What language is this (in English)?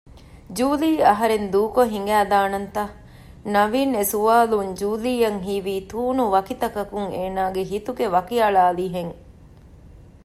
Divehi